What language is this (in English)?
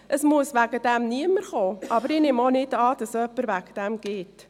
Swiss German